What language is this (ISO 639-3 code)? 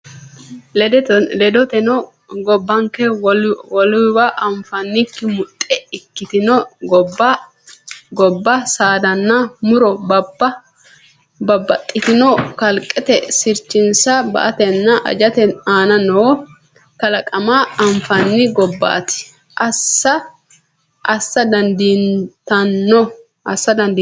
sid